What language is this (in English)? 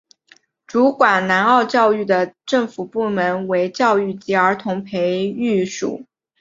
Chinese